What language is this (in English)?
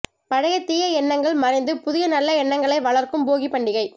Tamil